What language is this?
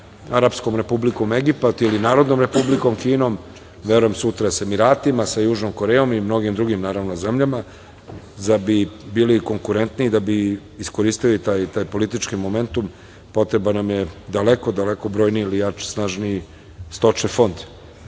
Serbian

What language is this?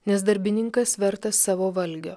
Lithuanian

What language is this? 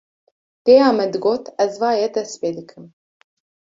Kurdish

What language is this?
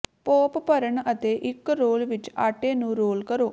Punjabi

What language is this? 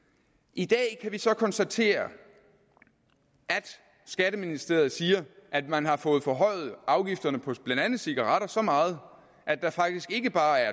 Danish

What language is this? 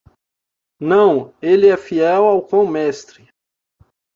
Portuguese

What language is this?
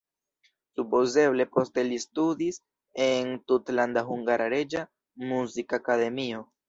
Esperanto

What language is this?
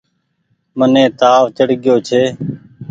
Goaria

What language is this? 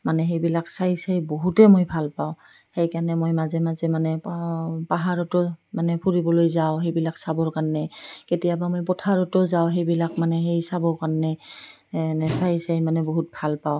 Assamese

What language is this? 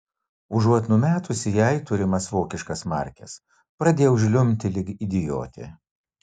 Lithuanian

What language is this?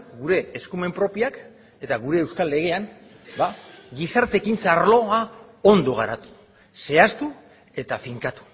Basque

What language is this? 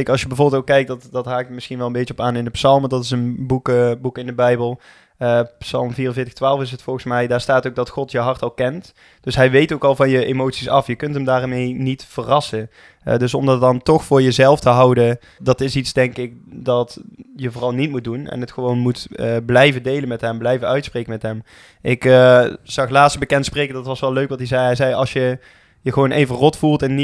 Dutch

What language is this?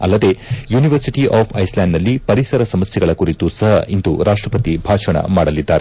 Kannada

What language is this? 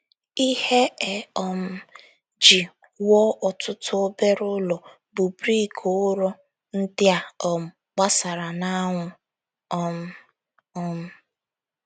Igbo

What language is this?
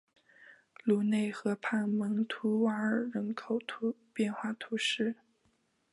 Chinese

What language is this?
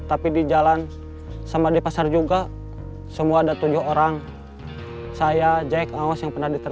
Indonesian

